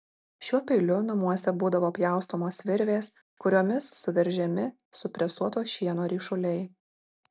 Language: Lithuanian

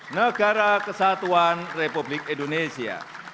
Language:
Indonesian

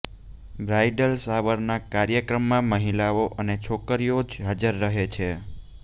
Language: Gujarati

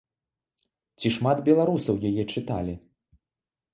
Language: Belarusian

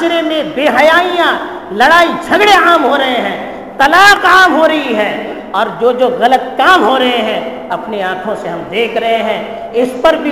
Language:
Urdu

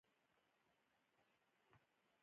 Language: Pashto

